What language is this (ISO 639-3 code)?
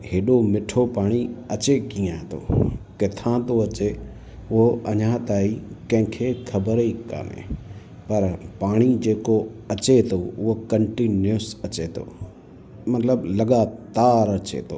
snd